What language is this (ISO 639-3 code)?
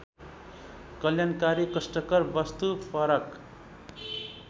nep